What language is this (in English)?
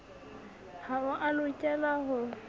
Southern Sotho